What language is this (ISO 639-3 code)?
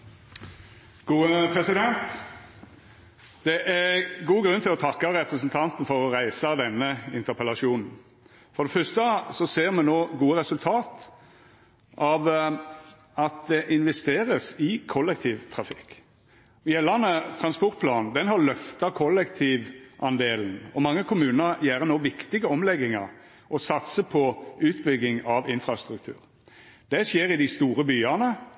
nno